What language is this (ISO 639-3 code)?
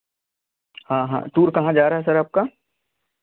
hin